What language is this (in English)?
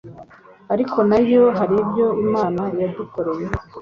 Kinyarwanda